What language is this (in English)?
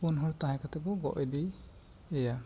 Santali